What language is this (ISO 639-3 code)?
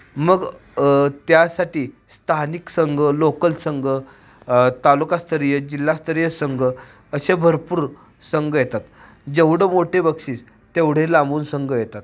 mar